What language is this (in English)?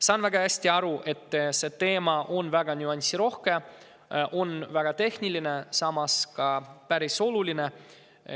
Estonian